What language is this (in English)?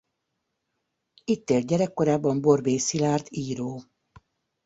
Hungarian